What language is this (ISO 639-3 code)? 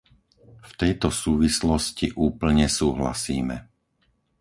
slk